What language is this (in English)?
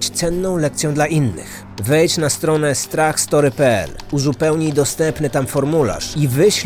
Polish